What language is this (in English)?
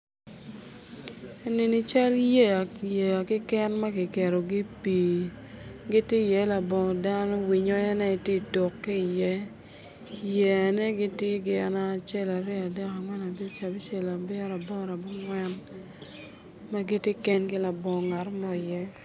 Acoli